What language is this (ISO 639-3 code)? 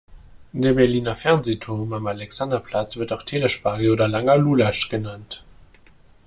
deu